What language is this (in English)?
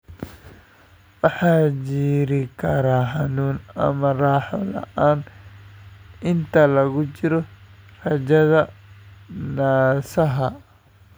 Somali